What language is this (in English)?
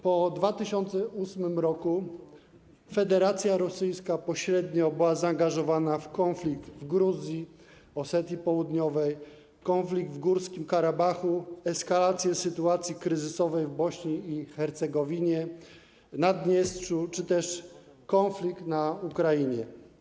Polish